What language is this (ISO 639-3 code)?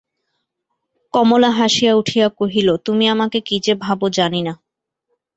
ben